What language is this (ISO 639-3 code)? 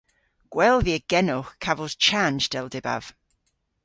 cor